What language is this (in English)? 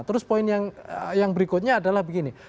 Indonesian